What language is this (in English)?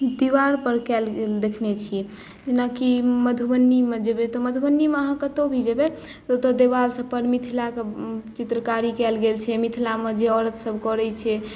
Maithili